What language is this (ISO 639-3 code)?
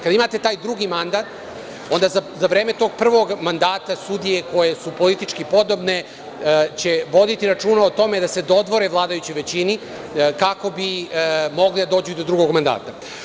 srp